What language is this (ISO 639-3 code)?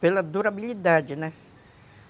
por